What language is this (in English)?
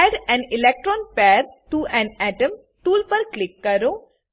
Gujarati